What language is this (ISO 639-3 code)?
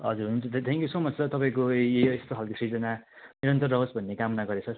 nep